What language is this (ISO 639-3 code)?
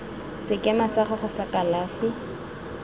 tsn